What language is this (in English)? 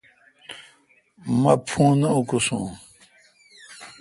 Kalkoti